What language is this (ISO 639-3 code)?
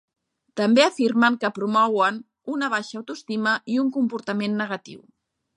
cat